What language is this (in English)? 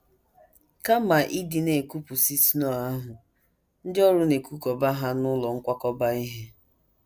Igbo